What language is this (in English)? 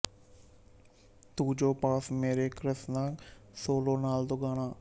Punjabi